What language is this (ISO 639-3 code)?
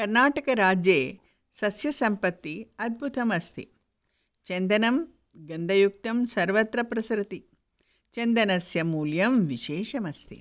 san